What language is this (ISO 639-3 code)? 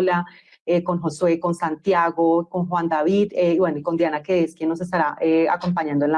spa